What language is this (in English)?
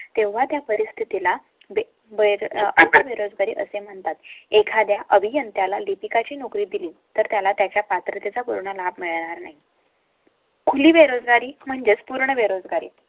Marathi